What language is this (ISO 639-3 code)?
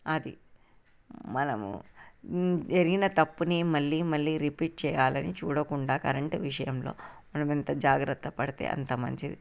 tel